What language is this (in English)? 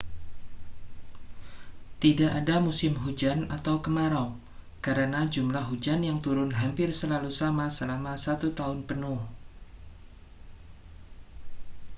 Indonesian